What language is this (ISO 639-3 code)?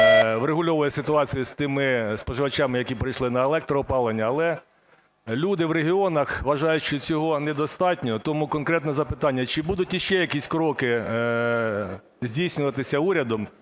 ukr